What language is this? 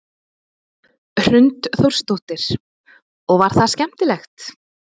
Icelandic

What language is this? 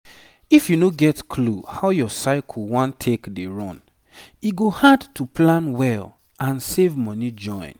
Nigerian Pidgin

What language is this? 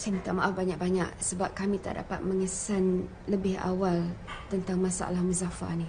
Malay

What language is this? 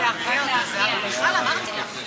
Hebrew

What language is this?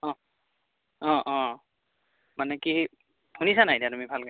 Assamese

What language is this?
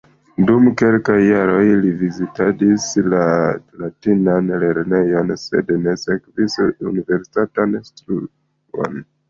Esperanto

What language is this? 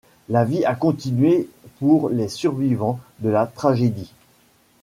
French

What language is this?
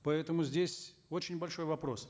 Kazakh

